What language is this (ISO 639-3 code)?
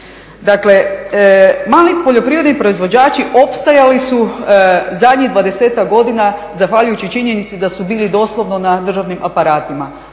hrv